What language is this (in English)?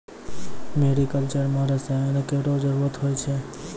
Maithili